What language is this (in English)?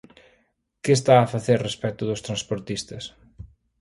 Galician